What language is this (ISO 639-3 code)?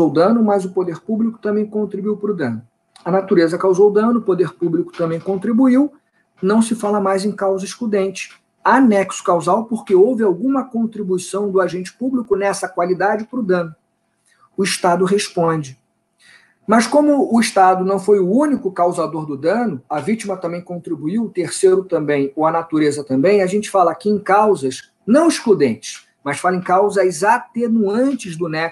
por